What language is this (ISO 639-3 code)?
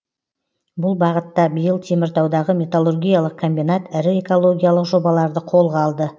kaz